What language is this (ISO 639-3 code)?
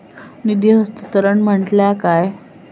mar